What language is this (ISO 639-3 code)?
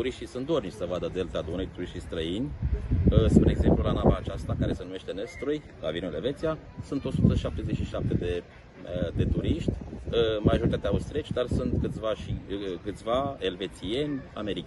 ron